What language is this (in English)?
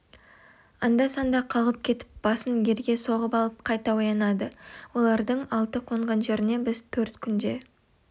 Kazakh